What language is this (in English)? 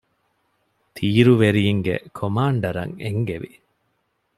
Divehi